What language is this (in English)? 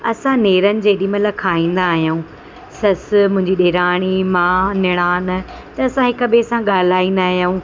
Sindhi